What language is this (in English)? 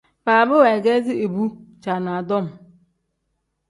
Tem